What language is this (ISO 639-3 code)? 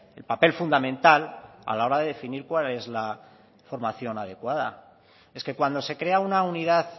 spa